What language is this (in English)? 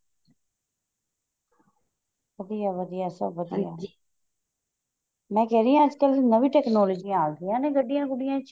Punjabi